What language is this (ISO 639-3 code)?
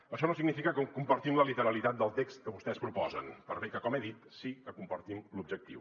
cat